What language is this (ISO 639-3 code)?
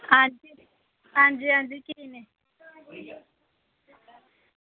doi